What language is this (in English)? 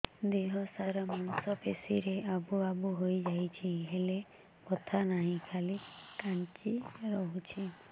Odia